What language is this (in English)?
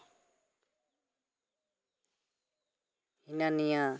Santali